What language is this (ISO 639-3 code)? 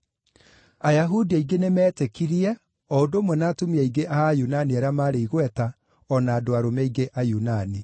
kik